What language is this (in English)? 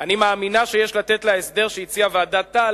Hebrew